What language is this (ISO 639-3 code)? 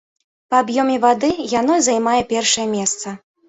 bel